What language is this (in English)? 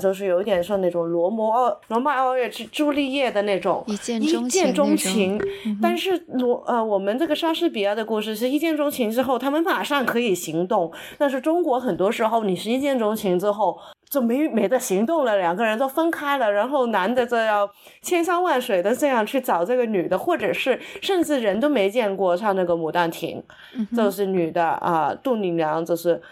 Chinese